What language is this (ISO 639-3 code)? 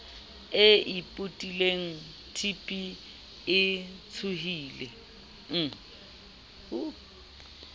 sot